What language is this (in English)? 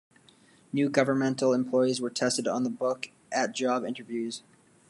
English